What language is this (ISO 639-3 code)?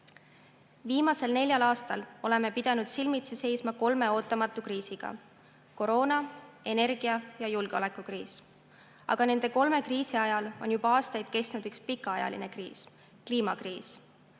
est